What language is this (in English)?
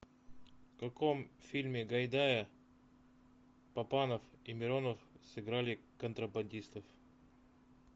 Russian